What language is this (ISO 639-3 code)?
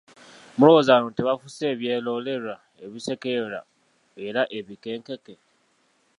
lug